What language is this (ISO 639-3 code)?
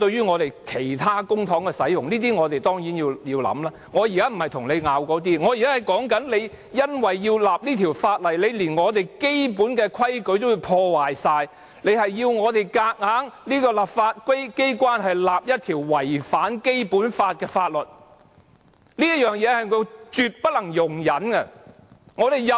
yue